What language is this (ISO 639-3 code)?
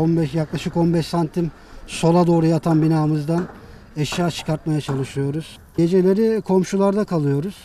tur